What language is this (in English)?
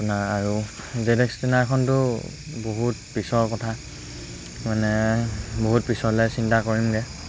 Assamese